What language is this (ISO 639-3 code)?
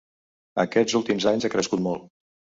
cat